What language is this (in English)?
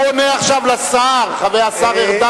Hebrew